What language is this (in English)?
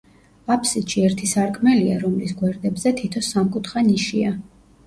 Georgian